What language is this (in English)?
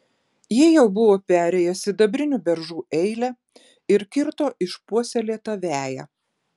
Lithuanian